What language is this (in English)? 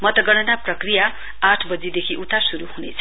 Nepali